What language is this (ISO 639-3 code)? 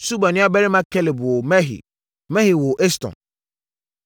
aka